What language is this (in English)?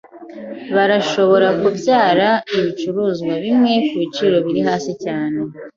Kinyarwanda